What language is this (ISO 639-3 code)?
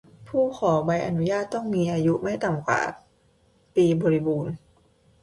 tha